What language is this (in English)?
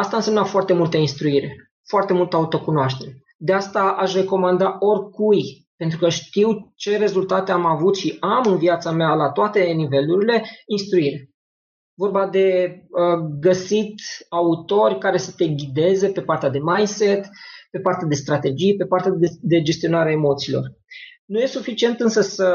Romanian